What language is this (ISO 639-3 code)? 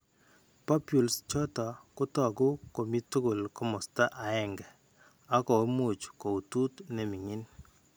kln